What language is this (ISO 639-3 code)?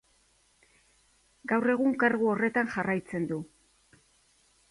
eus